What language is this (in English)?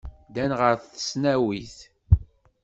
Kabyle